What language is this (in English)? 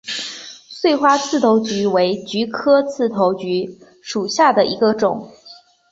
Chinese